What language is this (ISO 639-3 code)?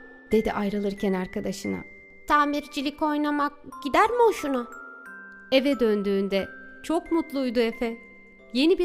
tur